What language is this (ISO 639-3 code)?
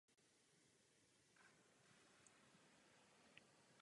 ces